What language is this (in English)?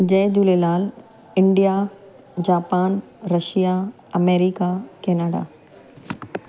Sindhi